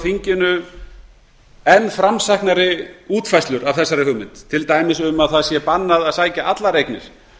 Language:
Icelandic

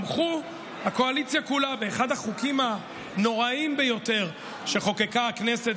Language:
Hebrew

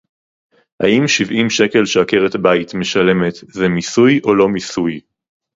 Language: Hebrew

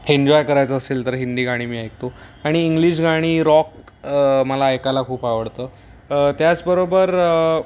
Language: Marathi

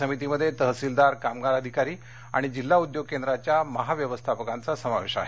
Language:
Marathi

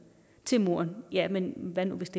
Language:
Danish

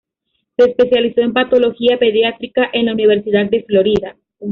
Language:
Spanish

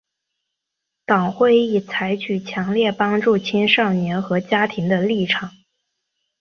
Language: Chinese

